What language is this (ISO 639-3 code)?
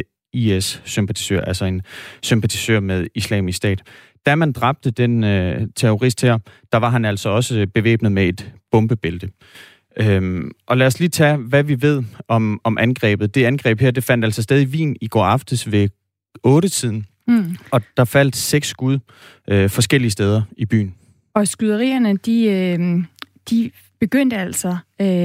dan